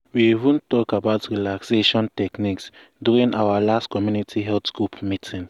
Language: Nigerian Pidgin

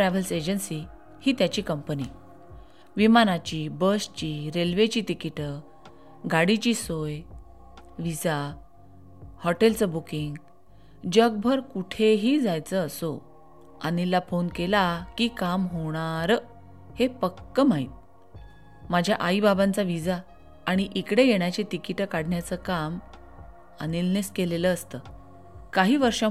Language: Marathi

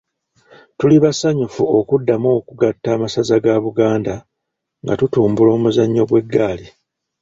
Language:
Ganda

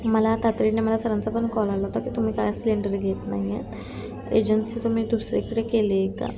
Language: Marathi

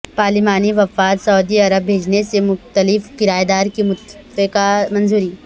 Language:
Urdu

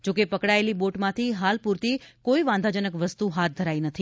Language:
Gujarati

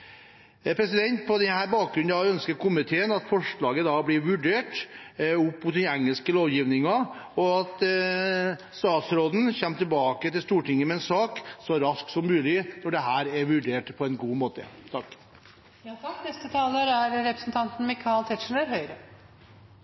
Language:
Norwegian Bokmål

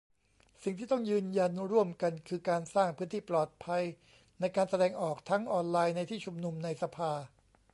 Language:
Thai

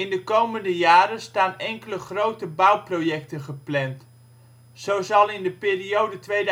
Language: Dutch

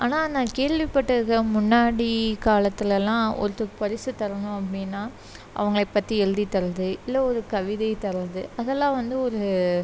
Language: Tamil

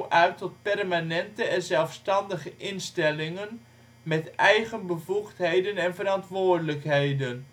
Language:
Dutch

